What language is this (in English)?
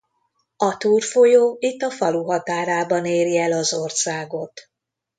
Hungarian